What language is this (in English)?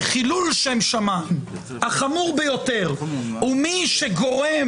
Hebrew